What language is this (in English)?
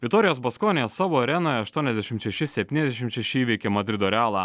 Lithuanian